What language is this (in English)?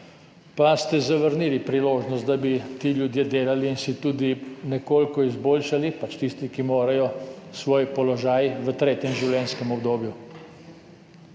Slovenian